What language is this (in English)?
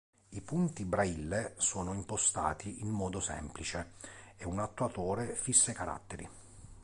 Italian